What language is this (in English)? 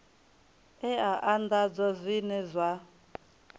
Venda